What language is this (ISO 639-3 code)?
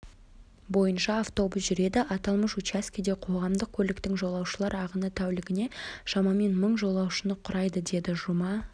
kaz